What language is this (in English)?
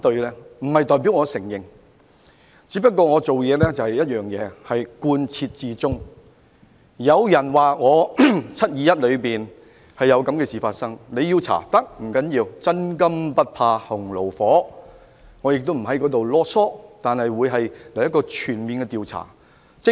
Cantonese